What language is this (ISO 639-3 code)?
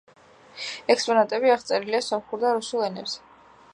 kat